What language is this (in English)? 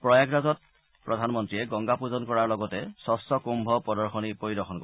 Assamese